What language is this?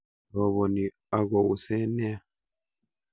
Kalenjin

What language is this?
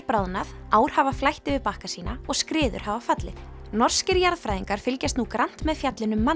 Icelandic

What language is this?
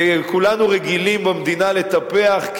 Hebrew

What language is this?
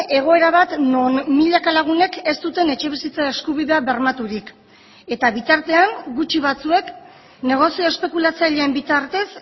Basque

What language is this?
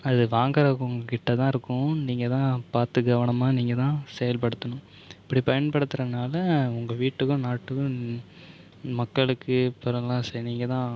Tamil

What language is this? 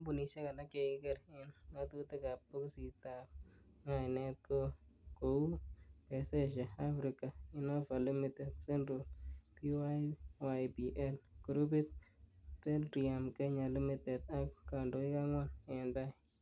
Kalenjin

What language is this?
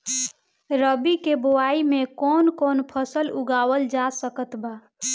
Bhojpuri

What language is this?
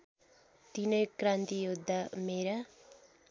Nepali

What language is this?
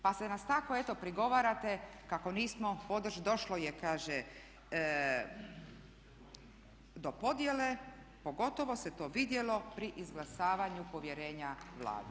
Croatian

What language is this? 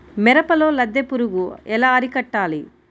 Telugu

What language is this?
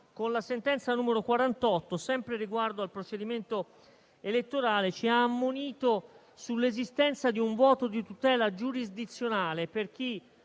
Italian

